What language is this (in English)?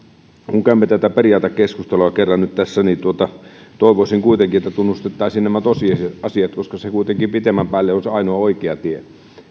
Finnish